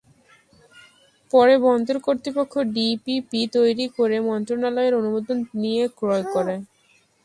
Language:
Bangla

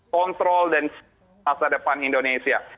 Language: Indonesian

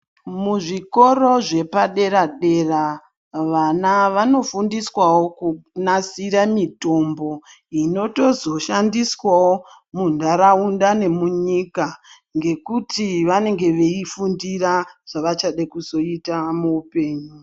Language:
Ndau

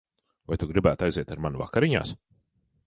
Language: Latvian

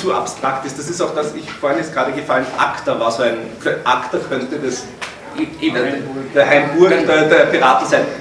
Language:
German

